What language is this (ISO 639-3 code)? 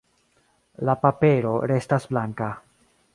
epo